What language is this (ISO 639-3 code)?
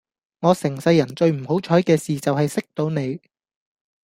yue